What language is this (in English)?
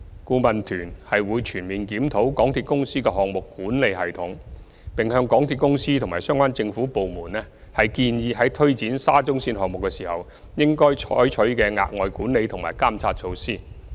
Cantonese